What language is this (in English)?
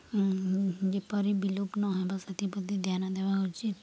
Odia